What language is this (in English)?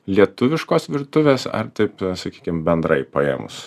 Lithuanian